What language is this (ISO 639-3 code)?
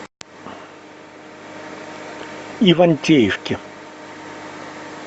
rus